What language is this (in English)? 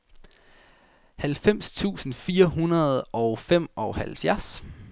Danish